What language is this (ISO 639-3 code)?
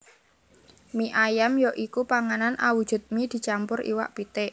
jav